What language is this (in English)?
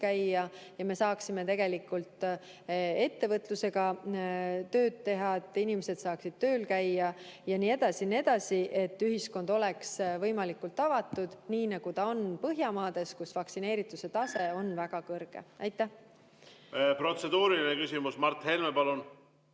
Estonian